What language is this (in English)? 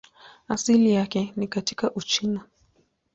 Swahili